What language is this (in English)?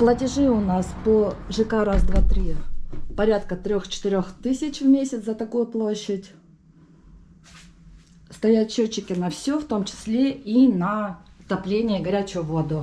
Russian